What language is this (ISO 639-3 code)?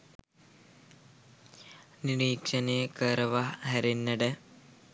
sin